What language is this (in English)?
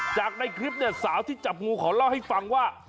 Thai